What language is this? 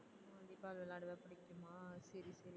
Tamil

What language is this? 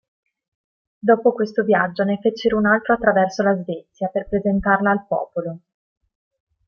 Italian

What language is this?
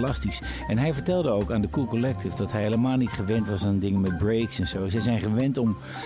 Dutch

